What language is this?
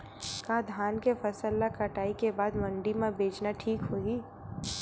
Chhattisgarhi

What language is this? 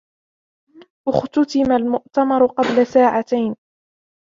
Arabic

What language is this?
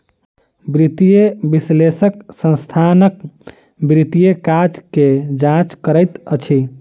Maithili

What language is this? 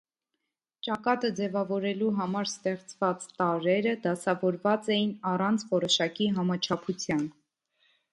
Armenian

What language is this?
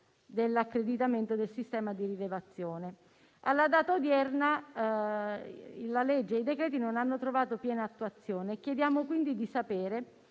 Italian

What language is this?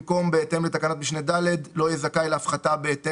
Hebrew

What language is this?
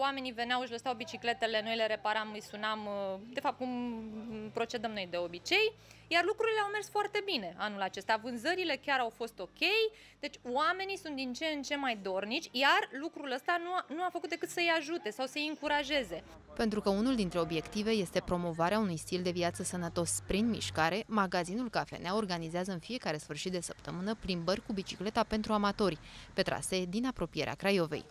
Romanian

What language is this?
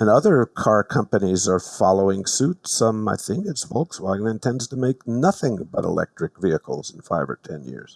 English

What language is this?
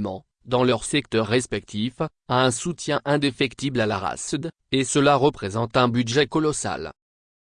French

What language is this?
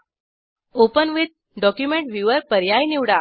Marathi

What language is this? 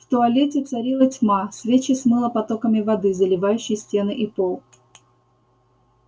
Russian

